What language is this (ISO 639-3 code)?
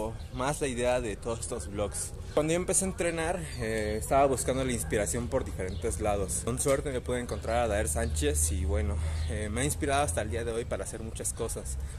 spa